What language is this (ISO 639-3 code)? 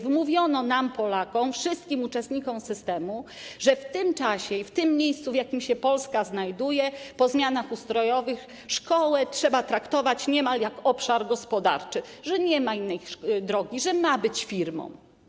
pol